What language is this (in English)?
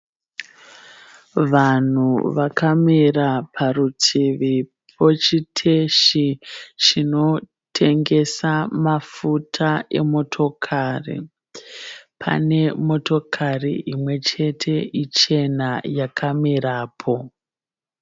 Shona